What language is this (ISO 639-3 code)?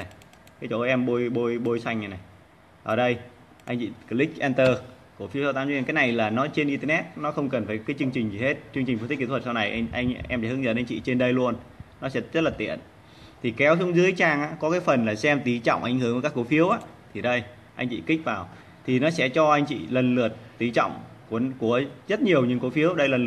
vie